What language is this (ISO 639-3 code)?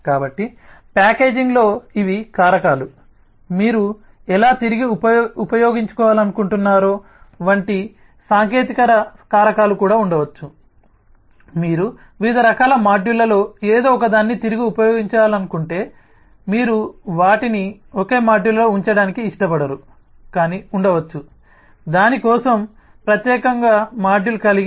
tel